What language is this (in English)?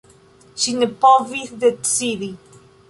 Esperanto